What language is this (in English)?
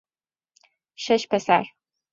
Persian